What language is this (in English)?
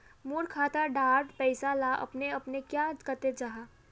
Magahi